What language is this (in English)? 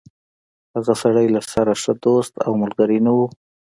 Pashto